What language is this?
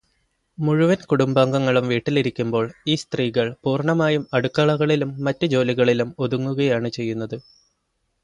Malayalam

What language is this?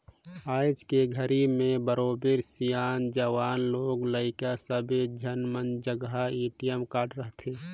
Chhattisgarhi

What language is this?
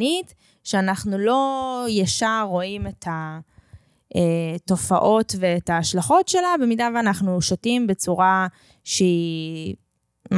Hebrew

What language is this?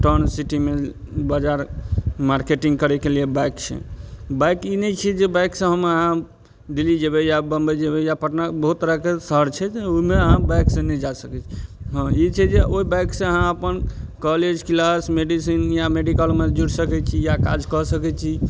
Maithili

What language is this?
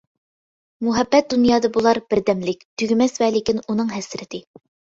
Uyghur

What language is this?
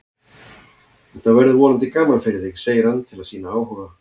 Icelandic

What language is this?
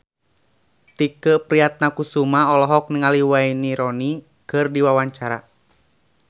Sundanese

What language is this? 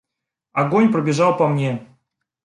Russian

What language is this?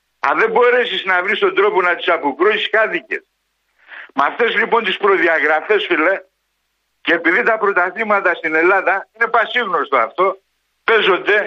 Greek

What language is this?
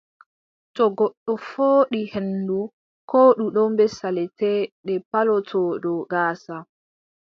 Adamawa Fulfulde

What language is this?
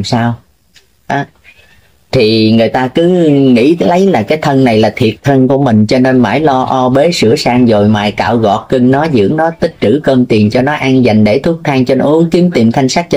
Vietnamese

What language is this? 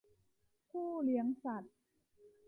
Thai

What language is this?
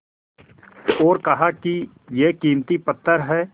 Hindi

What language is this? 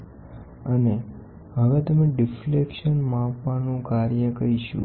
Gujarati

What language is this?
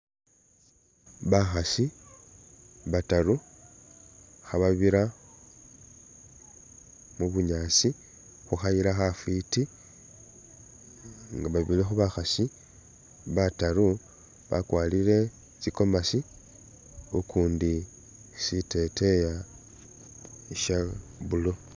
Masaaba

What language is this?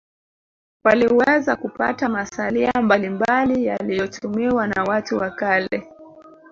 Swahili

